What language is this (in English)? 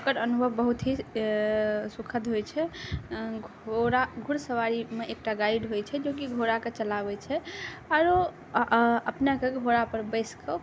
Maithili